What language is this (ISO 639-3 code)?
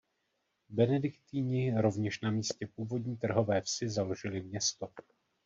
ces